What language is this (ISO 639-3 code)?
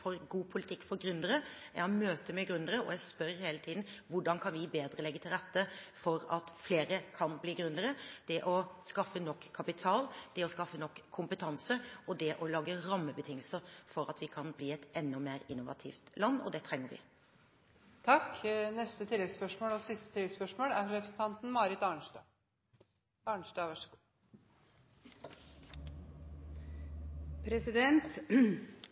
nor